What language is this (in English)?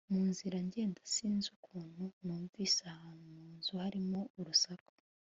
Kinyarwanda